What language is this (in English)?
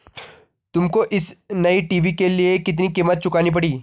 Hindi